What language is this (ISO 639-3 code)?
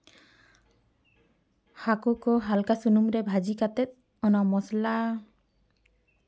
sat